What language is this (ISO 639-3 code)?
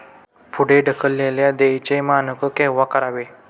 mar